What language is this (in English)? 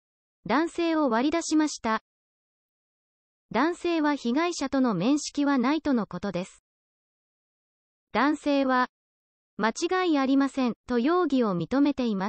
Japanese